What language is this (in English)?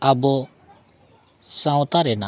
Santali